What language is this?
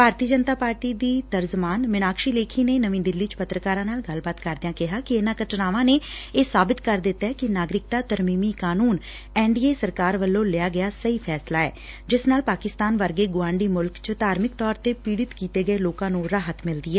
Punjabi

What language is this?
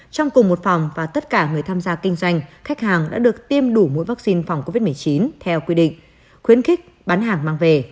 Vietnamese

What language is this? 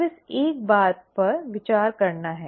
Hindi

